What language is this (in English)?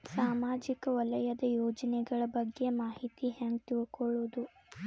Kannada